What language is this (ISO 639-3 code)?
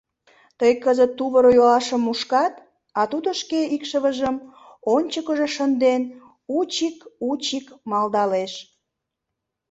chm